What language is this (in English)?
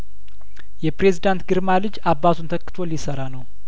Amharic